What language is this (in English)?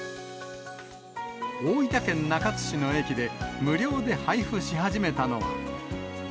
Japanese